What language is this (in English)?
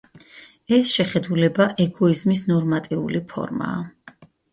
Georgian